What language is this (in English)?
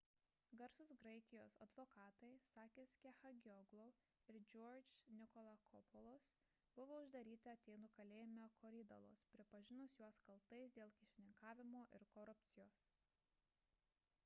Lithuanian